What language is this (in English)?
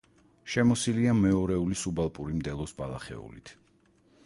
Georgian